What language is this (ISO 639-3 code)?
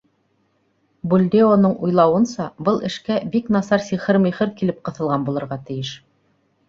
bak